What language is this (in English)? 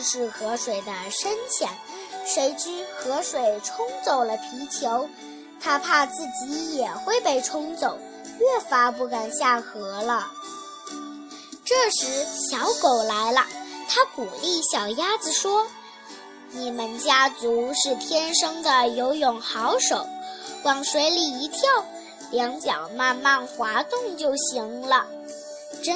Chinese